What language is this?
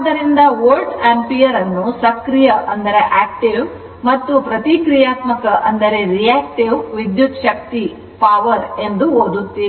Kannada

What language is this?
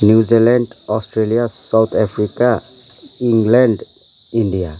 Nepali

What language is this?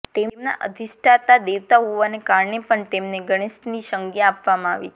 Gujarati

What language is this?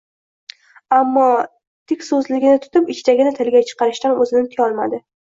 Uzbek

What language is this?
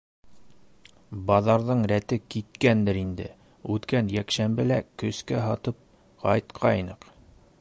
Bashkir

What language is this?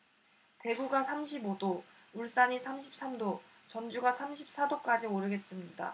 Korean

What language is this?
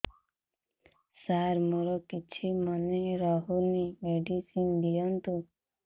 Odia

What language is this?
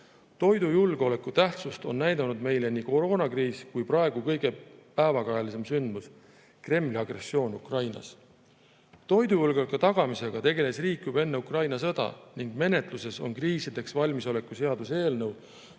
Estonian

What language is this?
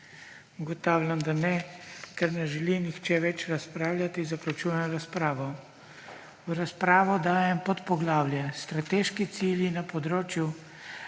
Slovenian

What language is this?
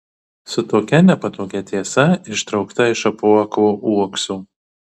Lithuanian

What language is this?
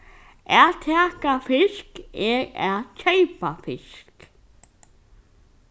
Faroese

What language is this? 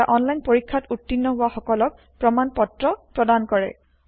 Assamese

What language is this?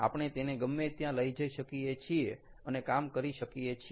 Gujarati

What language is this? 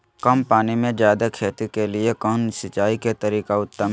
Magahi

